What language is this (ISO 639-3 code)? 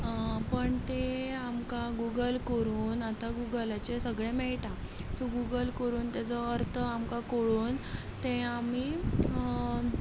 kok